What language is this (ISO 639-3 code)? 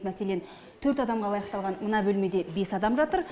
kaz